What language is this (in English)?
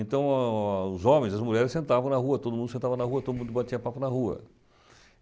Portuguese